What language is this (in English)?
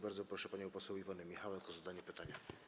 Polish